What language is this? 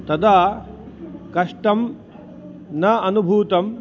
Sanskrit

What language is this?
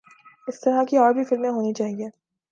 Urdu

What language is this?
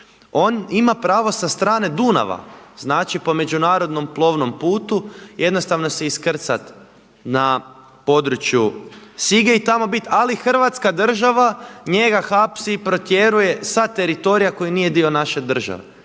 Croatian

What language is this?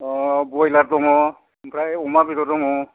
Bodo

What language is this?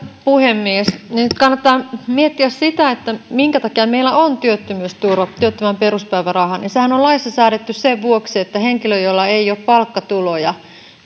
Finnish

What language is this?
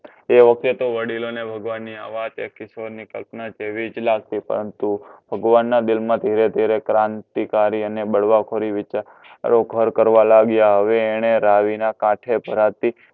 Gujarati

